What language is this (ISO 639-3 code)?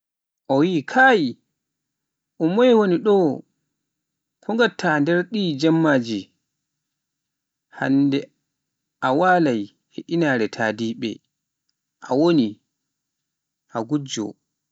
fuf